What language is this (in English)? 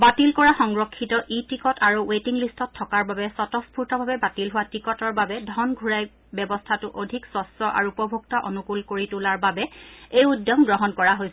Assamese